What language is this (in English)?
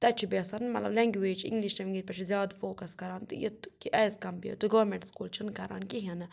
Kashmiri